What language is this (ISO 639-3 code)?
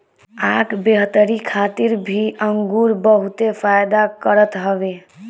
bho